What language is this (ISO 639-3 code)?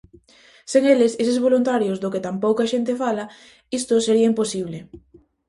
glg